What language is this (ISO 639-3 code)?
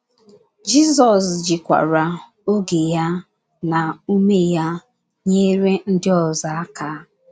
ibo